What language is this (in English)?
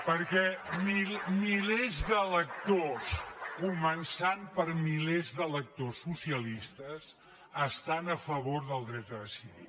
Catalan